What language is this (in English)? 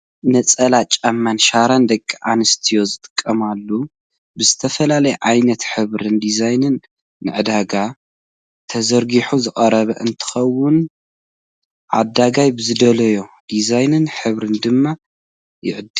Tigrinya